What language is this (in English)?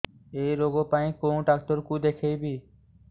Odia